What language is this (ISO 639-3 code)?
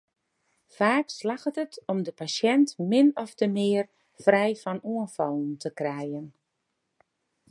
fry